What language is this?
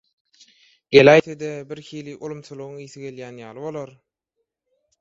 Turkmen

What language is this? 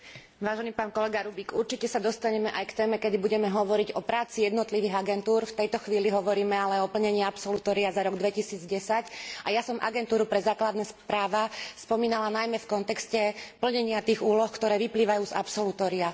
Slovak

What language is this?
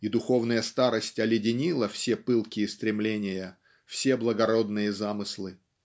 Russian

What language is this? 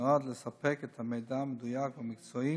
Hebrew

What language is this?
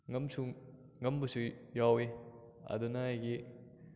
Manipuri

